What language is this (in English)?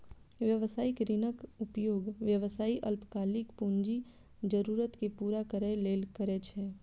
Maithili